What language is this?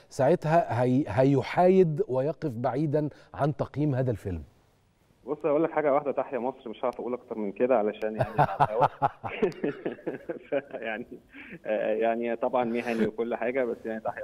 Arabic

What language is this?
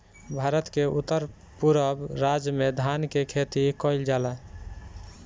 Bhojpuri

